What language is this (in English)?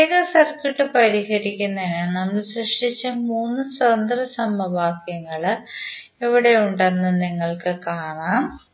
Malayalam